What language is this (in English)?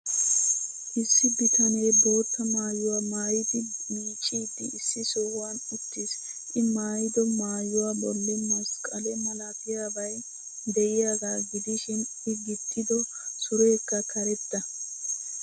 Wolaytta